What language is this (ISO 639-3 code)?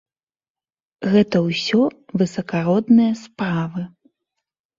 bel